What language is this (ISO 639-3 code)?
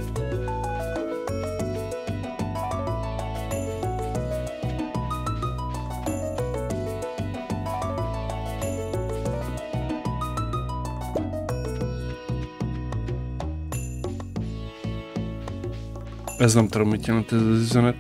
hun